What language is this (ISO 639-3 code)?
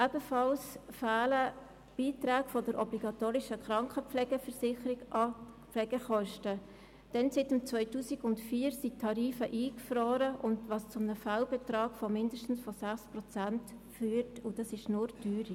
gsw